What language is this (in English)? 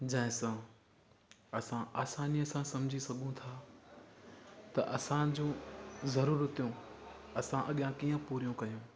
Sindhi